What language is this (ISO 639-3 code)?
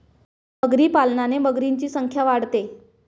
mar